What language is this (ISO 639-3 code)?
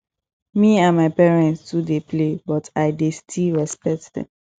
pcm